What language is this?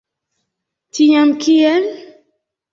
Esperanto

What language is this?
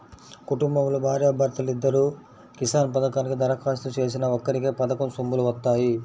Telugu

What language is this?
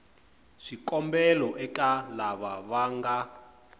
Tsonga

